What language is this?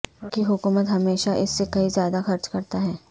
Urdu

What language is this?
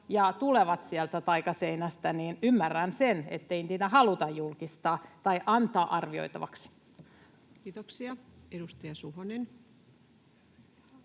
Finnish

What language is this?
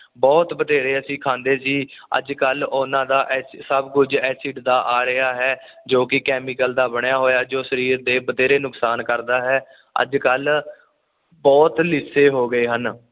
Punjabi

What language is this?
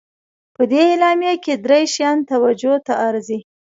Pashto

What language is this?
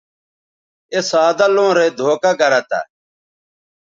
Bateri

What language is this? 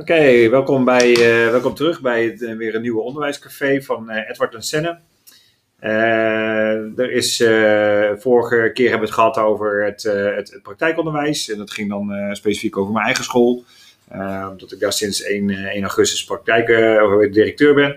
Dutch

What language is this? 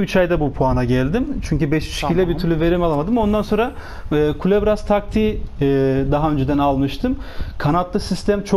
Turkish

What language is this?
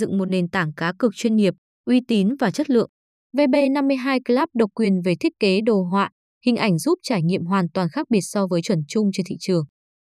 Vietnamese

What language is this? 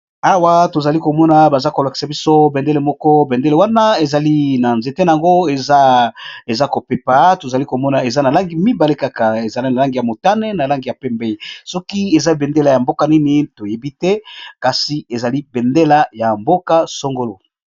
Lingala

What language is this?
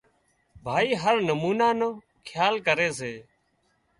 Wadiyara Koli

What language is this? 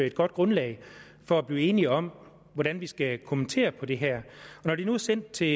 Danish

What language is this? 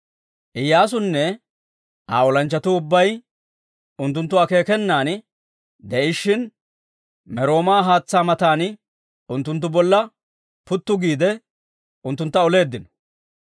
Dawro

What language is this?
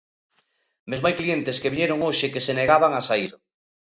Galician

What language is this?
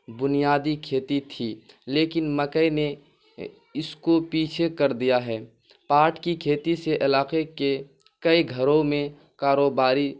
Urdu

